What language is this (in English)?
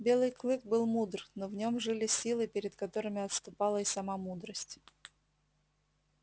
Russian